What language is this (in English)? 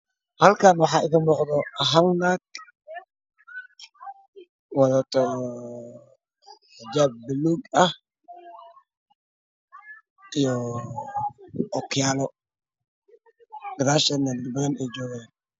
Somali